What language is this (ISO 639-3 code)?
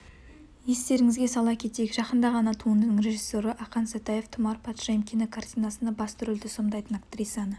kaz